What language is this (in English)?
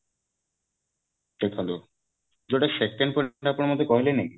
Odia